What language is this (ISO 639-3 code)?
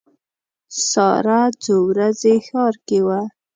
pus